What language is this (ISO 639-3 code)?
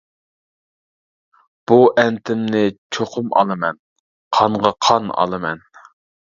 uig